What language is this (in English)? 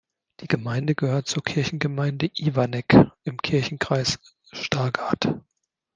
German